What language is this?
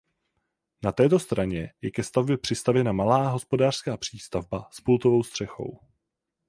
Czech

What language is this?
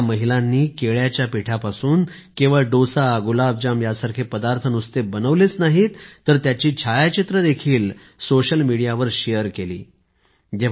Marathi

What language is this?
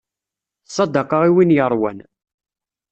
Kabyle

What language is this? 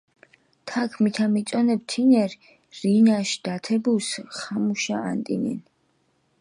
Mingrelian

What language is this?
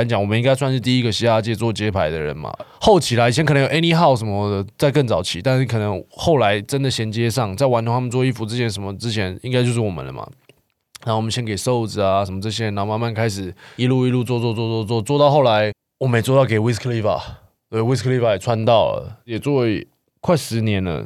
Chinese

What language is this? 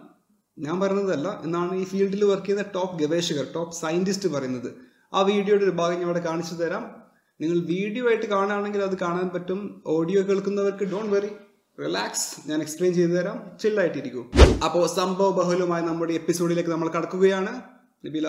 Malayalam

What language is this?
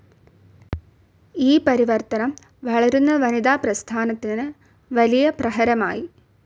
Malayalam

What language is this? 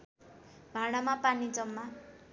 Nepali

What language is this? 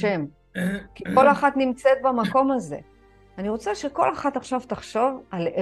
Hebrew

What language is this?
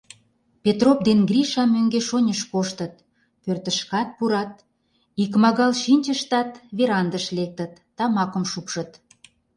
Mari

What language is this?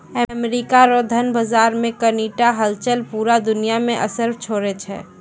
Maithili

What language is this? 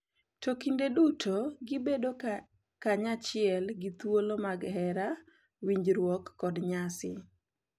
Luo (Kenya and Tanzania)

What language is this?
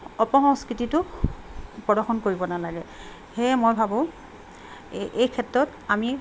Assamese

